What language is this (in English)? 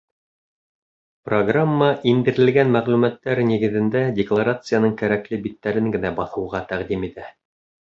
Bashkir